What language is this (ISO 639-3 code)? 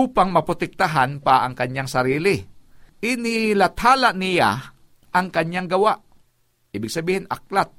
fil